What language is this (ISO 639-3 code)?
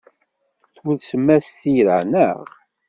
kab